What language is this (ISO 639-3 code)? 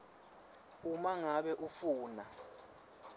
ssw